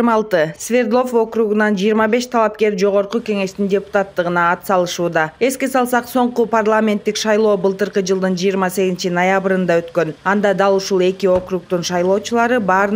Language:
Turkish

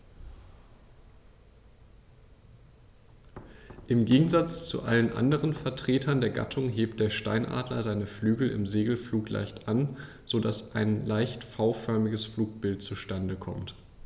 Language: German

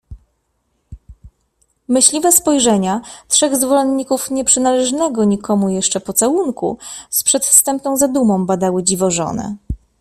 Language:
Polish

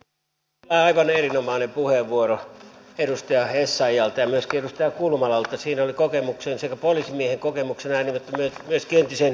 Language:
Finnish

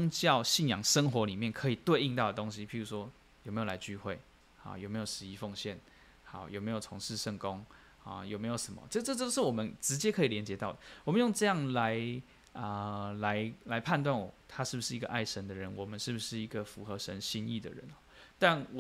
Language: Chinese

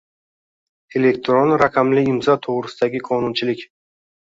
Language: Uzbek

